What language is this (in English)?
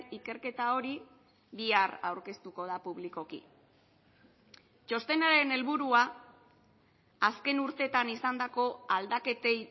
Basque